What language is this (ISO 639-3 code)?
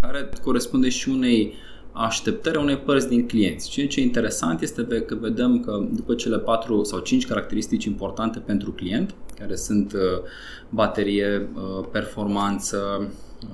ron